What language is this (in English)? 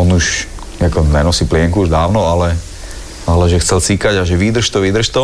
Slovak